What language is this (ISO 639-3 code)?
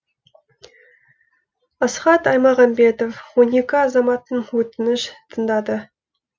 kaz